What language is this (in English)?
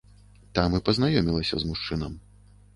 Belarusian